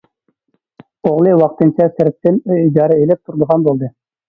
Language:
Uyghur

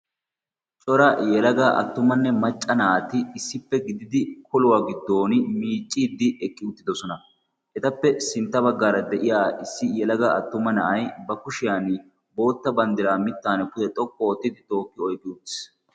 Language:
Wolaytta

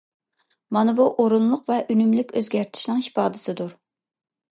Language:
Uyghur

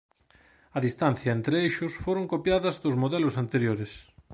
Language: Galician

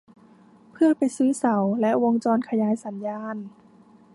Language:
Thai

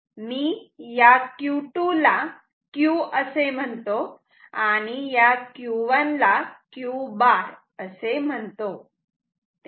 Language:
Marathi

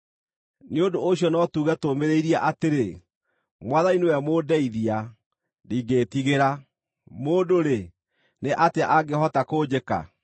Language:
Kikuyu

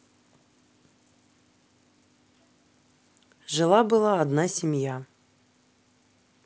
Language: Russian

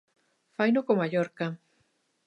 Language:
Galician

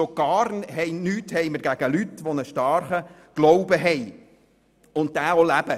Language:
Swiss German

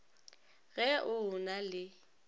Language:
Northern Sotho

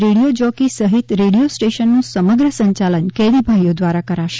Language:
Gujarati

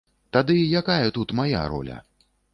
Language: Belarusian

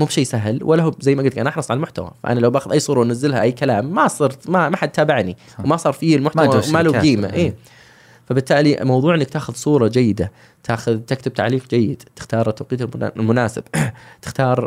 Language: Arabic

